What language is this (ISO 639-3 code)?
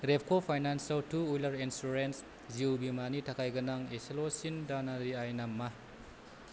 brx